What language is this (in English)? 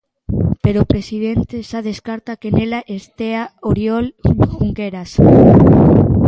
Galician